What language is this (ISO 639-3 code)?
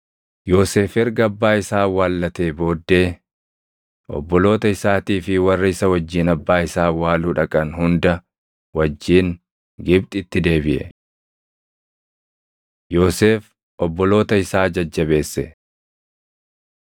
orm